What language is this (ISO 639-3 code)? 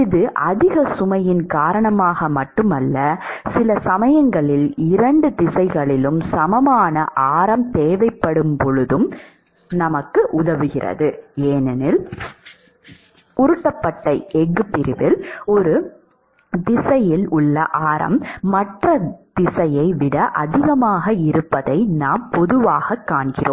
tam